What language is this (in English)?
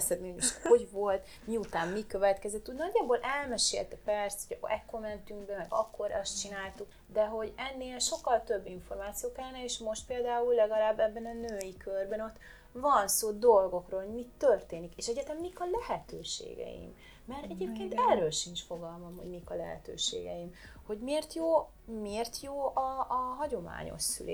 Hungarian